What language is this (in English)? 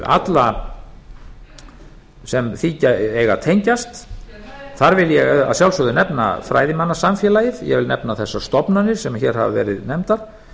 Icelandic